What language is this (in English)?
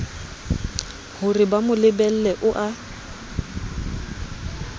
Southern Sotho